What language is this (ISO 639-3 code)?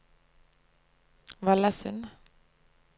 nor